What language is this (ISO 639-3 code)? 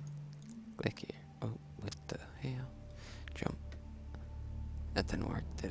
eng